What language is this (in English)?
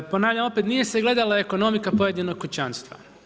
Croatian